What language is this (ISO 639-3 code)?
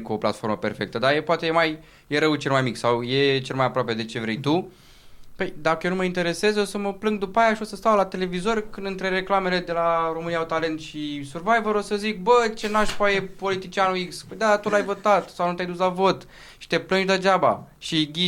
ron